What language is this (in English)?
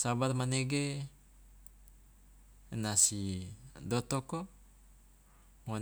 Loloda